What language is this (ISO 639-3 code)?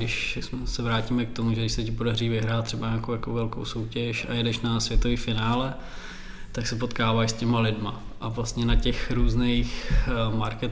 ces